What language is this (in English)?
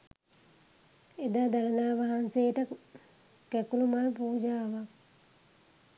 Sinhala